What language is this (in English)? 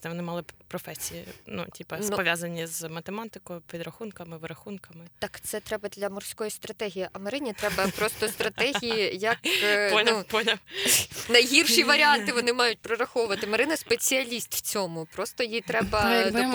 Ukrainian